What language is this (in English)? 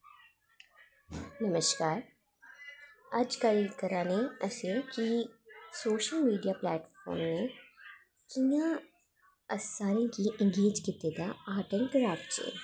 Dogri